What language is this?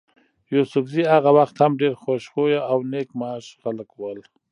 Pashto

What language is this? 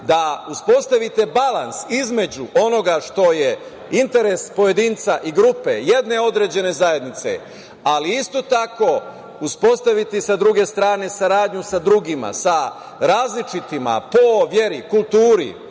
Serbian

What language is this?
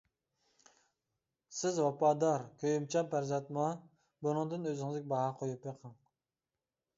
Uyghur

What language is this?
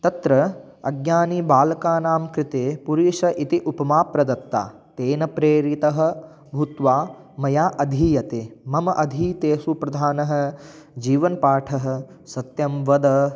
Sanskrit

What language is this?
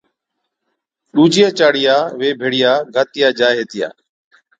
Od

